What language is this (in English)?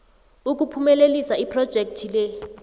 South Ndebele